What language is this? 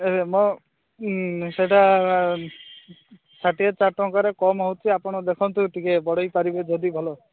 Odia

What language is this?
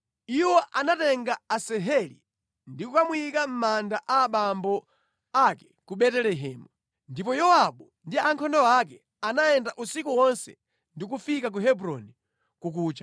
Nyanja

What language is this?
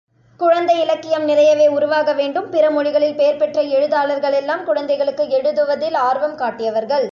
Tamil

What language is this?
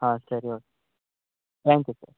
Kannada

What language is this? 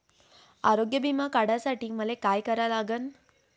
Marathi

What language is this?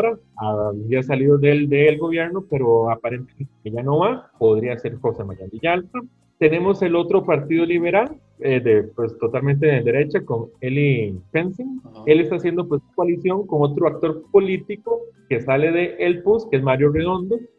Spanish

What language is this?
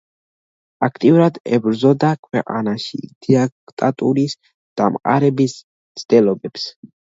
Georgian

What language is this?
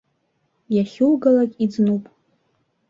Abkhazian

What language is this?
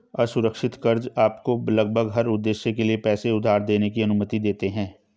Hindi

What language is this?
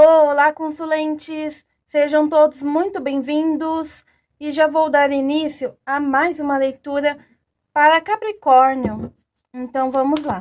Portuguese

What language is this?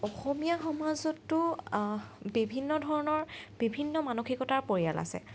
Assamese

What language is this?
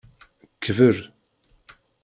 Kabyle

